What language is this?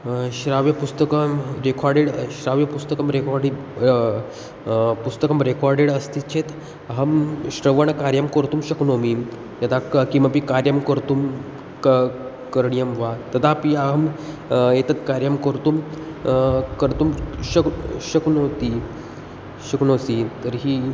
Sanskrit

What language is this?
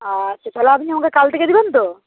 Bangla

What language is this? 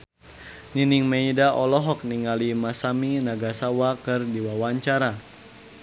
Sundanese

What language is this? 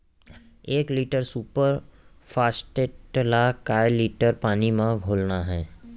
Chhattisgarhi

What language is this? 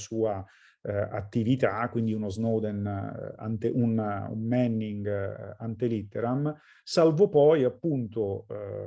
Italian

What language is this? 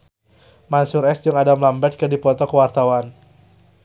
Sundanese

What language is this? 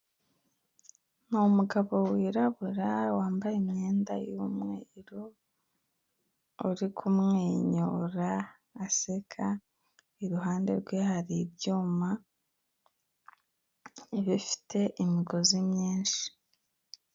Kinyarwanda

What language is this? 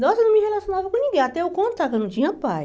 Portuguese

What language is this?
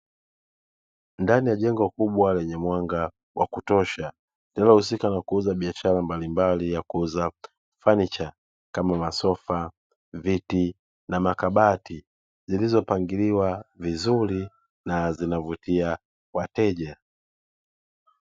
Swahili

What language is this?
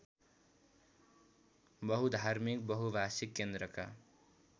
Nepali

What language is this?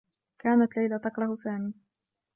Arabic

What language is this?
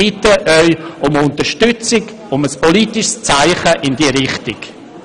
Swiss German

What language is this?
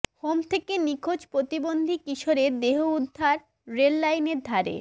Bangla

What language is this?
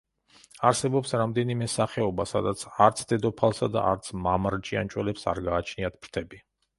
Georgian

